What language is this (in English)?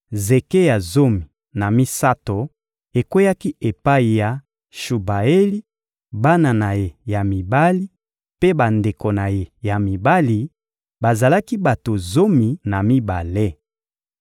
Lingala